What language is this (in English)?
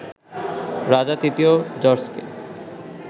Bangla